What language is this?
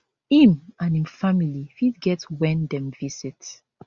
Nigerian Pidgin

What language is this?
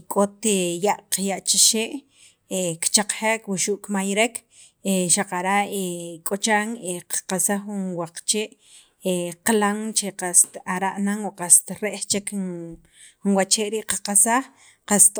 Sacapulteco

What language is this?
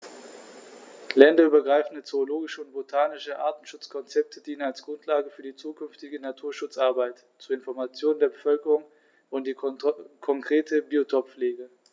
German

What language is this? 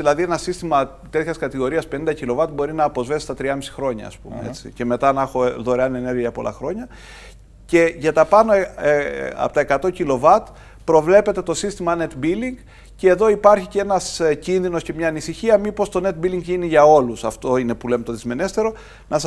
Greek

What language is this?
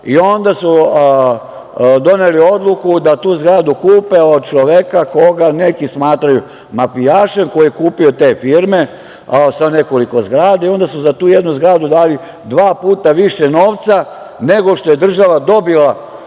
Serbian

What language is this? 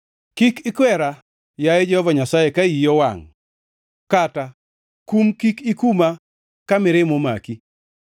Luo (Kenya and Tanzania)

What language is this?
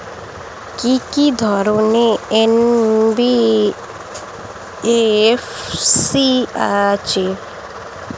Bangla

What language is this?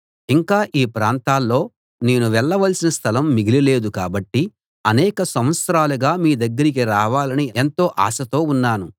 Telugu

